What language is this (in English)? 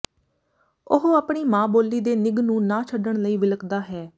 Punjabi